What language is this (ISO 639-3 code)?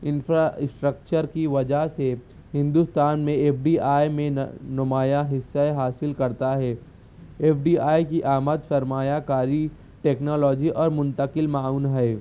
urd